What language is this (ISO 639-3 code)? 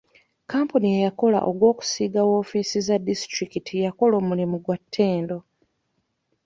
lug